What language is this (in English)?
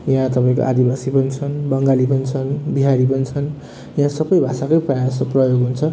Nepali